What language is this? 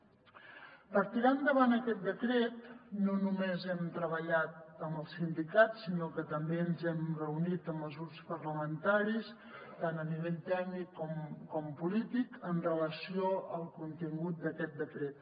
Catalan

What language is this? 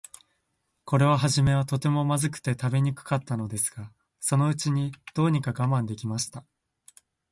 Japanese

